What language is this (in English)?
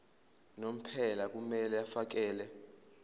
Zulu